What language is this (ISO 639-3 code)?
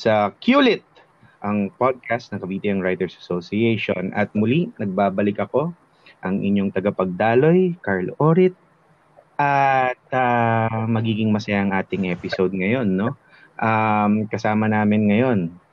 fil